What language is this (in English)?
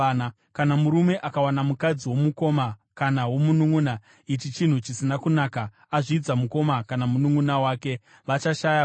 Shona